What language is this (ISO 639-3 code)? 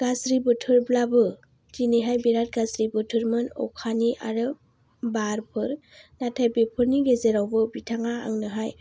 brx